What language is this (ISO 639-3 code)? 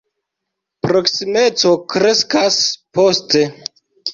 epo